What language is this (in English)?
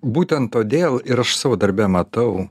Lithuanian